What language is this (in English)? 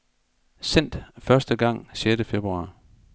Danish